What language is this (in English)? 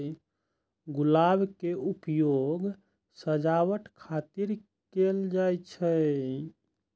Maithili